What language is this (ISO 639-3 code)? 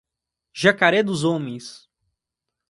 por